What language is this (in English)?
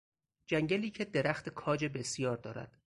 Persian